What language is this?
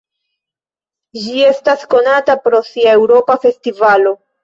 Esperanto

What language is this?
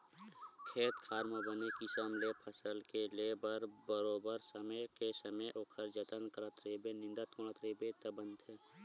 Chhattisgarhi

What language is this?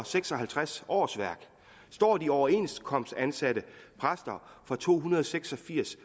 Danish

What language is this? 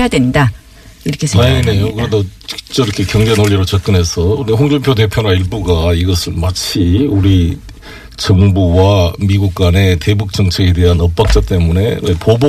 Korean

